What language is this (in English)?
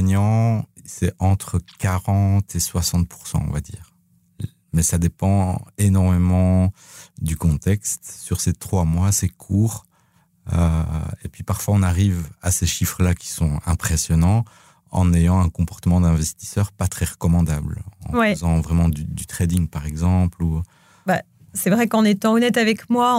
French